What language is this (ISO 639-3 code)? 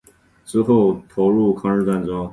zho